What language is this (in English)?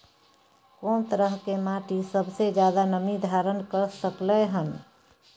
Maithili